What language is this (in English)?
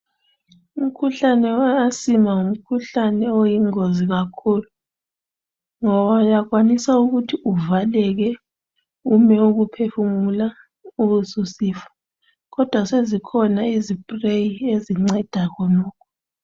North Ndebele